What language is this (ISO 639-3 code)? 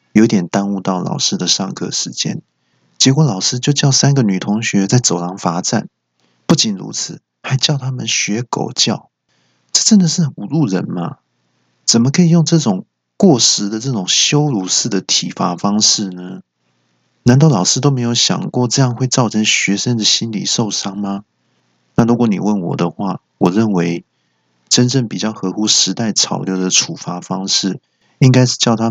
zho